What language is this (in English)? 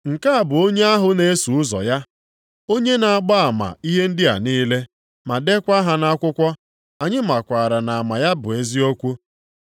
Igbo